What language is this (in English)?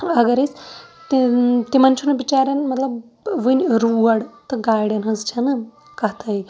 Kashmiri